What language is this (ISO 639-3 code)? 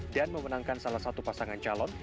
ind